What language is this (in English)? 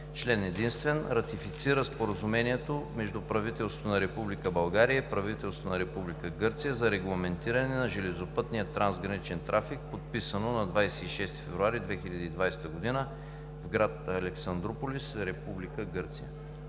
Bulgarian